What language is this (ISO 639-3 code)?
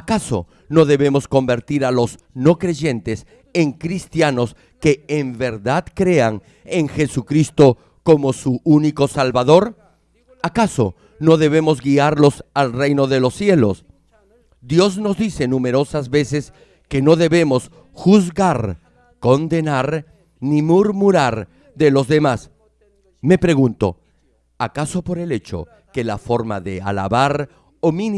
spa